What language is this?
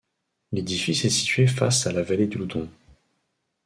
French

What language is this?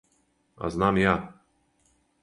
Serbian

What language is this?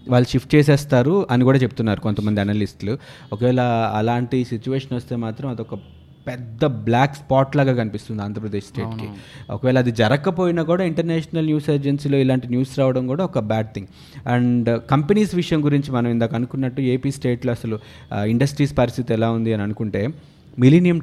Telugu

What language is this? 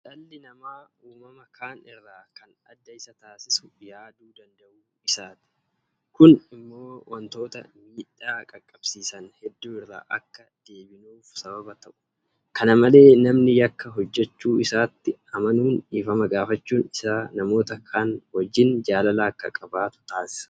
Oromo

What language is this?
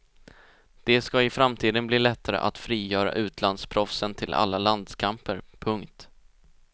Swedish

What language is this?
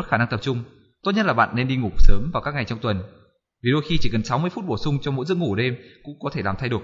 Vietnamese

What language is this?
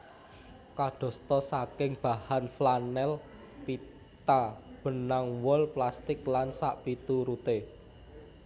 Javanese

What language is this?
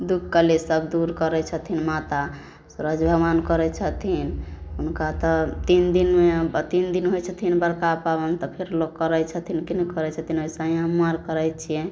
Maithili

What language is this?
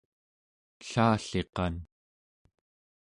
Central Yupik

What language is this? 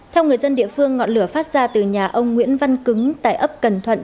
Vietnamese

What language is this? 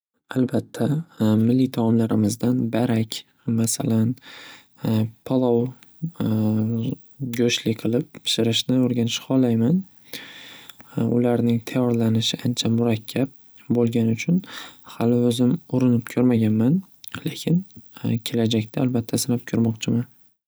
Uzbek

